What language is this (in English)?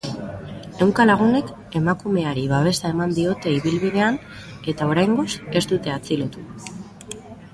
Basque